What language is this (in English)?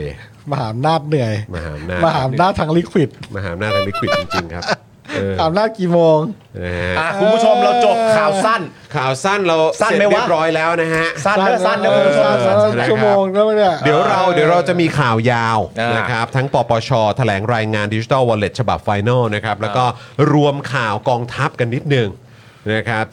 Thai